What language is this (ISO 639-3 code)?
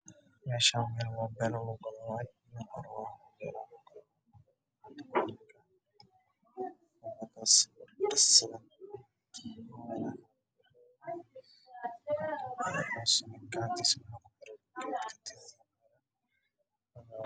som